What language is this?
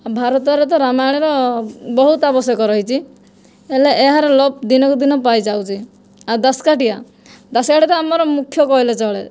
Odia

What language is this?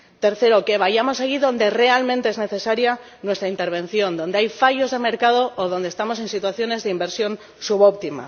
Spanish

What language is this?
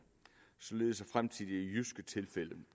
Danish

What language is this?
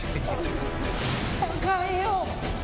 Japanese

